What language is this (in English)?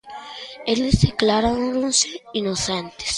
Galician